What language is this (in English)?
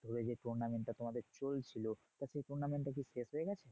Bangla